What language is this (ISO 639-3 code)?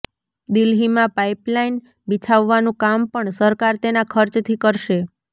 guj